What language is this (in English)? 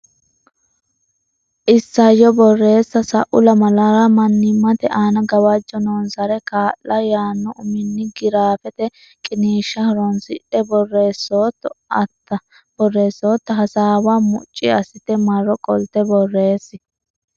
Sidamo